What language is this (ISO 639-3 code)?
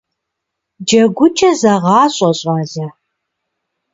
kbd